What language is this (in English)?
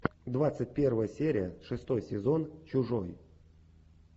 Russian